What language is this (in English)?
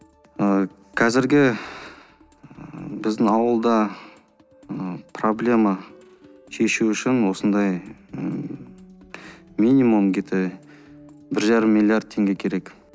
Kazakh